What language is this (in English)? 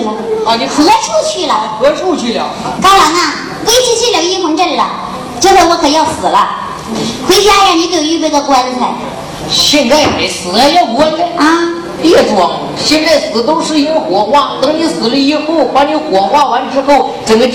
Chinese